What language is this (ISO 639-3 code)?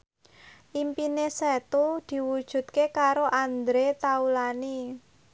jav